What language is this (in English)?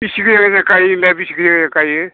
Bodo